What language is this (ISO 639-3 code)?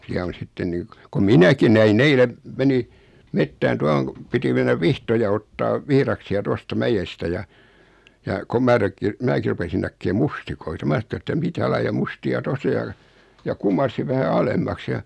fin